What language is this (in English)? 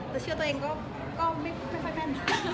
Thai